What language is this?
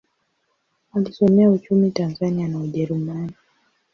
Swahili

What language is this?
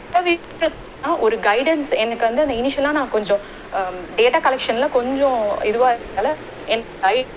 Tamil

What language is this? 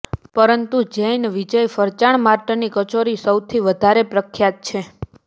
Gujarati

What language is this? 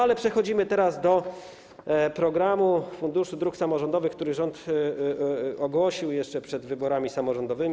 Polish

